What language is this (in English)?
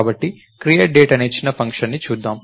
Telugu